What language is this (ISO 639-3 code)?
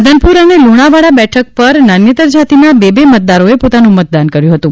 guj